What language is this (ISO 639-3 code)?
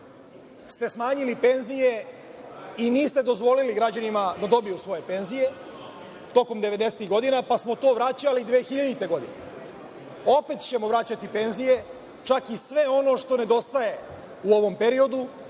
srp